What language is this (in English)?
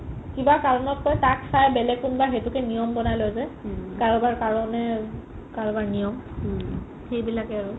Assamese